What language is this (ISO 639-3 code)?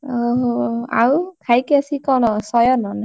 ori